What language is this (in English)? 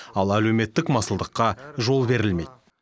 Kazakh